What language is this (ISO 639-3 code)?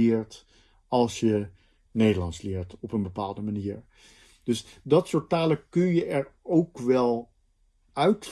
nld